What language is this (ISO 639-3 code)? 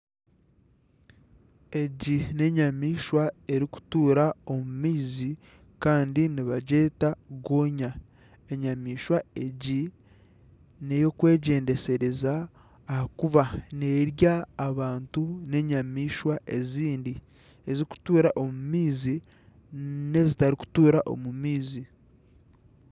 nyn